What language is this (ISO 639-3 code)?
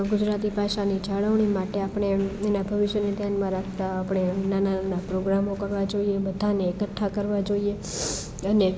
guj